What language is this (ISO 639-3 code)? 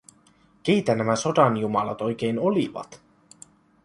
fin